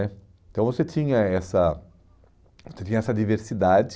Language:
Portuguese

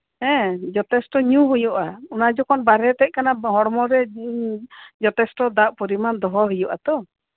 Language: Santali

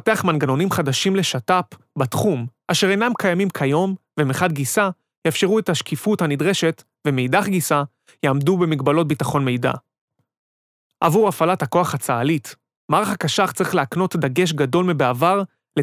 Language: Hebrew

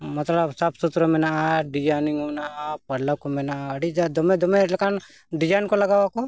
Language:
Santali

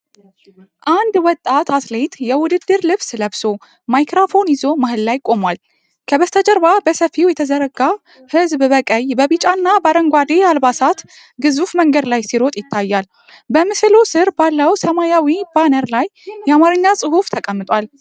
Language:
Amharic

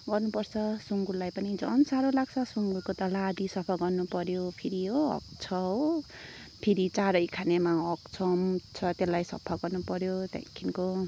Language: Nepali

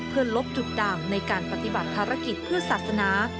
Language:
Thai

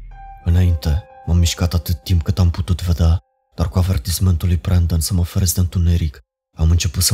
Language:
Romanian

